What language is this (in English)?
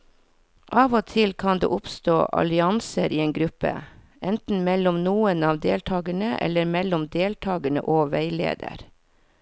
Norwegian